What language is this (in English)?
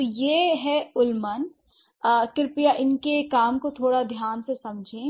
Hindi